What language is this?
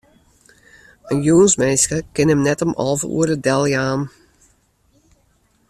Western Frisian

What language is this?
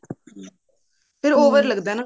Punjabi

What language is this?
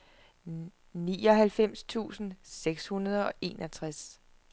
Danish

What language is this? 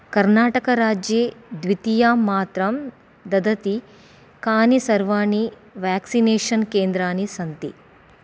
Sanskrit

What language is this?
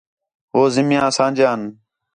Khetrani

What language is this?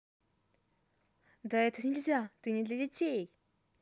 Russian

